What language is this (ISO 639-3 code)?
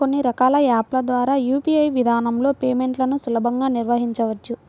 tel